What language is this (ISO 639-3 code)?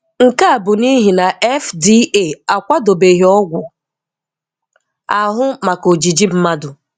ibo